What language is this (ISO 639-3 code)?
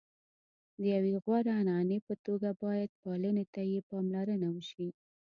pus